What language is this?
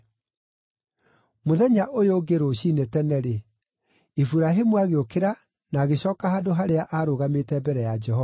Kikuyu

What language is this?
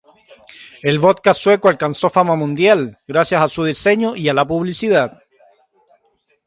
Spanish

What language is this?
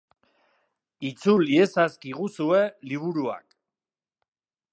Basque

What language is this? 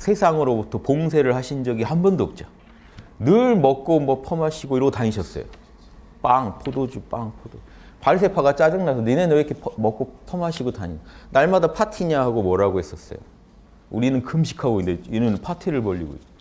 Korean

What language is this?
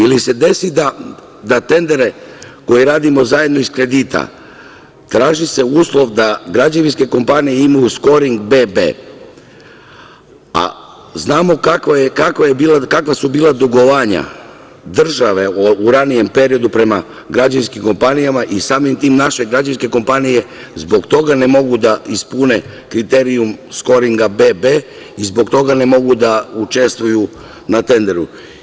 Serbian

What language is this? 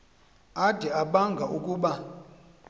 Xhosa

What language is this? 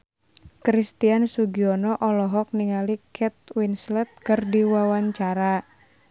Sundanese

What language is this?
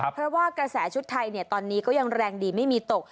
Thai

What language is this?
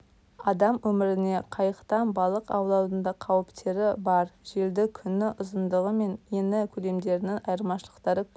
Kazakh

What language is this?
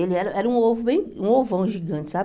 Portuguese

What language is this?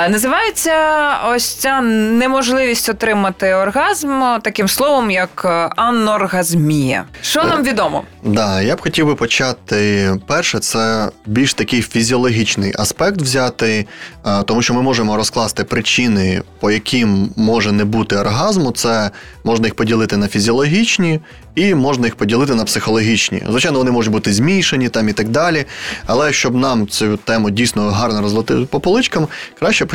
Ukrainian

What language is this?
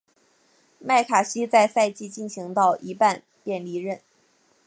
Chinese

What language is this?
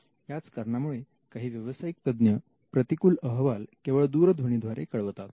Marathi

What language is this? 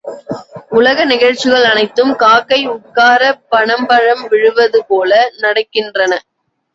Tamil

